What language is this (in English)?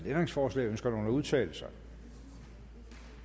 Danish